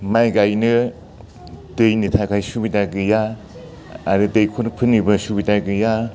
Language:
Bodo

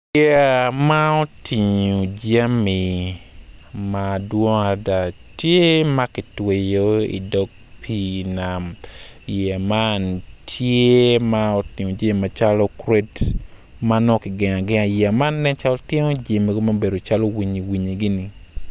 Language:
Acoli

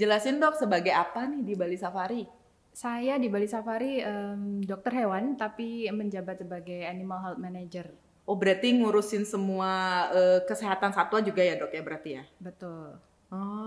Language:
Indonesian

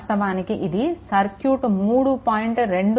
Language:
Telugu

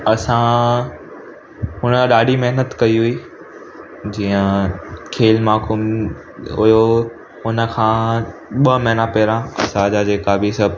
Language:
Sindhi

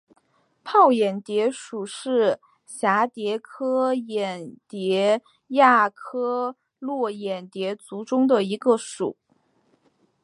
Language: Chinese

